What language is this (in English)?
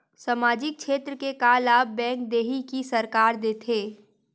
Chhattisgarhi